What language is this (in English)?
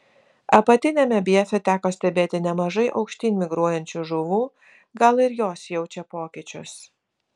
Lithuanian